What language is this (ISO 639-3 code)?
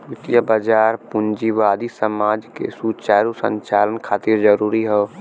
bho